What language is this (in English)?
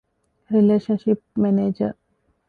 Divehi